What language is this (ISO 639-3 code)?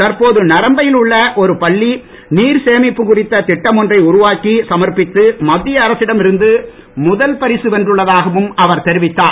tam